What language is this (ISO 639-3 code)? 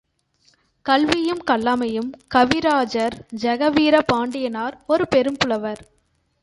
tam